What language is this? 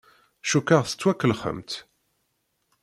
Kabyle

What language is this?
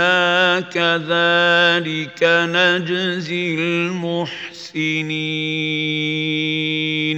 Arabic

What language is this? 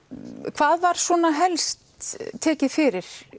Icelandic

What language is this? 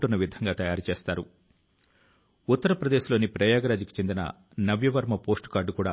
Telugu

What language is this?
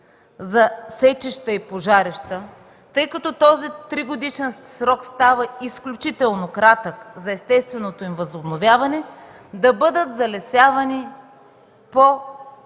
Bulgarian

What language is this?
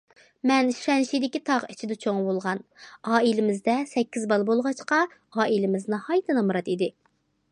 Uyghur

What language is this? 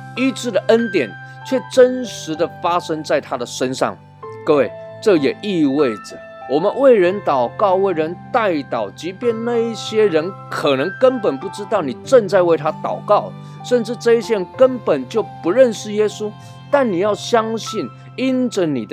Chinese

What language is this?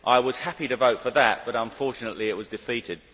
English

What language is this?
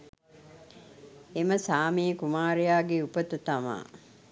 Sinhala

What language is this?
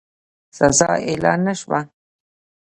Pashto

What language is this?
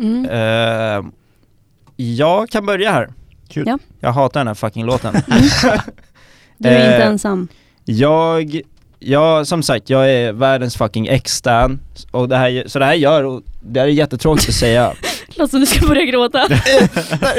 Swedish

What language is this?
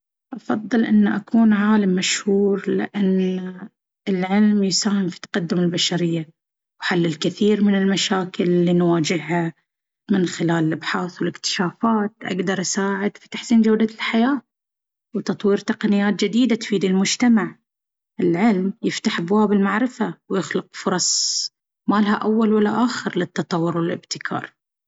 Baharna Arabic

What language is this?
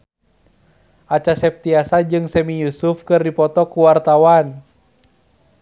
Sundanese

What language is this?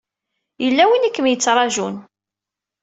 Kabyle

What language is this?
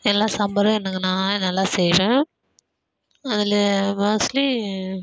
Tamil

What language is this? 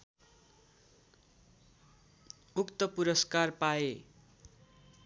Nepali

